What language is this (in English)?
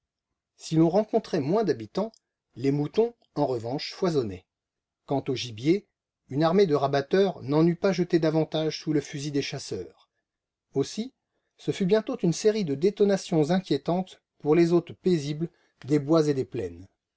French